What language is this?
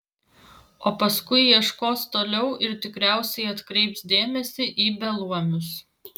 Lithuanian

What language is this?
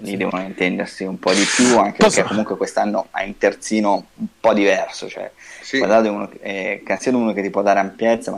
Italian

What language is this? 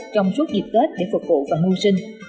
Vietnamese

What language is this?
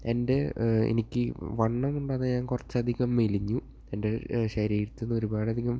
Malayalam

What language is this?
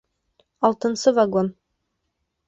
Bashkir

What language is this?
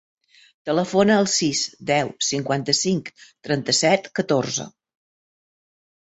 Catalan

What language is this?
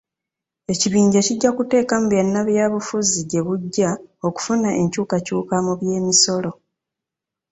Ganda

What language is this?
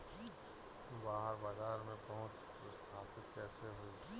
Bhojpuri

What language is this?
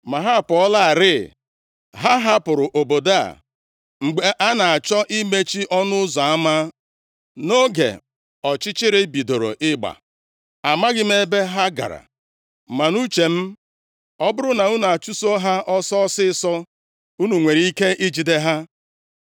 Igbo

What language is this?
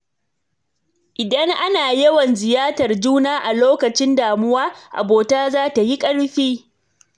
Hausa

